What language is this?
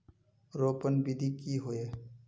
Magahi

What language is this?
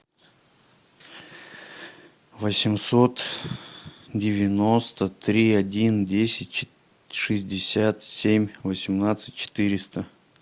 Russian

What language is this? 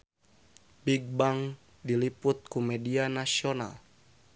Sundanese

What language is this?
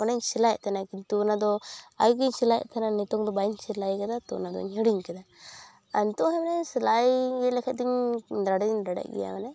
Santali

